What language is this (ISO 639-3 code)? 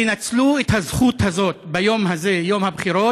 heb